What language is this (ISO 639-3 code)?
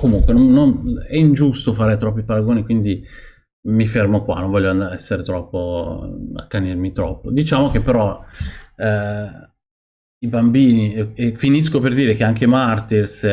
ita